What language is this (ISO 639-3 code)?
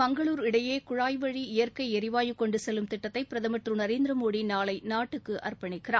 tam